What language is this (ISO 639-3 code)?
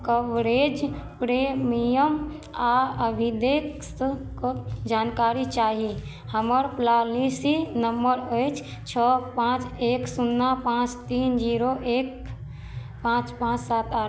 mai